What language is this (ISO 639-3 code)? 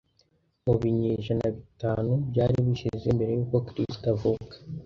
kin